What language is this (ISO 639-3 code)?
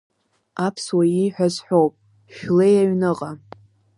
abk